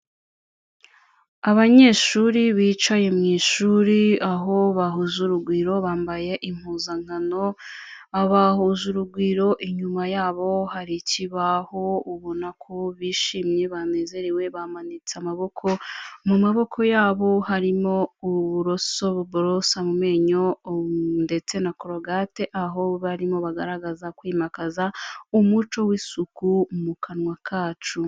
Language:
Kinyarwanda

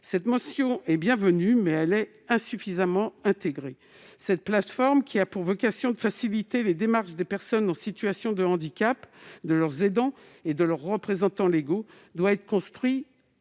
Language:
French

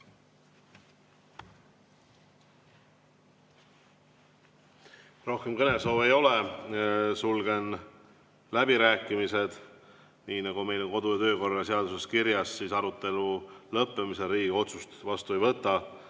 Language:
Estonian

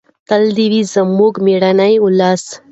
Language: Pashto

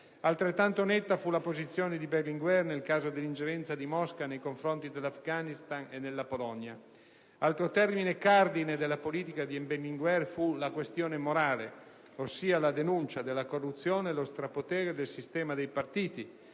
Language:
Italian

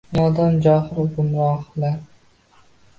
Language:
Uzbek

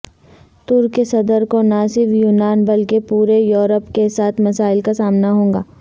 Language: Urdu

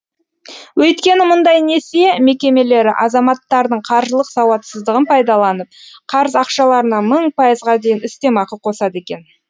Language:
Kazakh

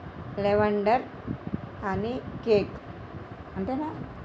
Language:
Telugu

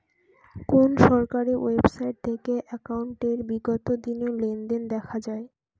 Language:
Bangla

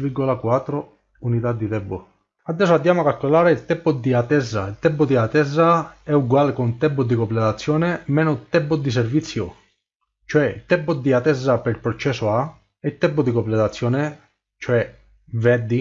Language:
Italian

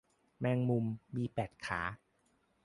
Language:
Thai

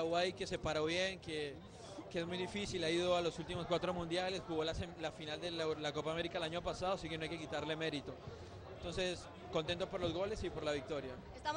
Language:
Spanish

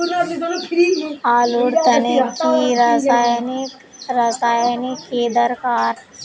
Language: Magahi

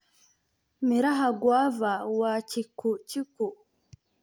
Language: Somali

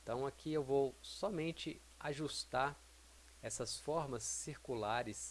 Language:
Portuguese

